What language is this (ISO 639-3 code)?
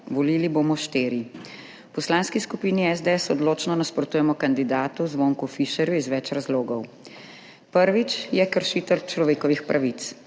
slv